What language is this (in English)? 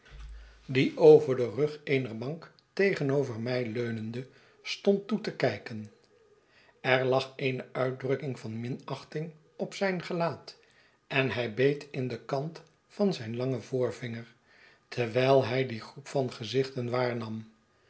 Dutch